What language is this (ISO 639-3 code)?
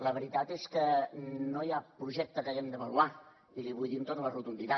cat